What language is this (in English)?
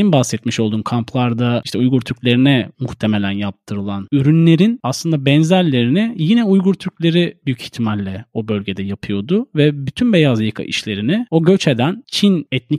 Turkish